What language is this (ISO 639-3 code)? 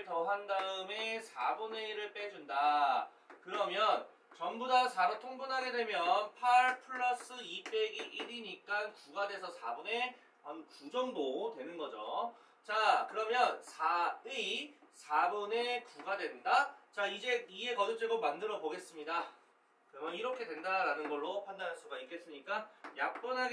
kor